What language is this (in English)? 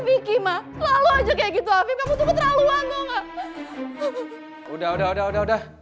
Indonesian